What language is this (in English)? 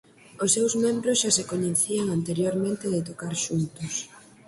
Galician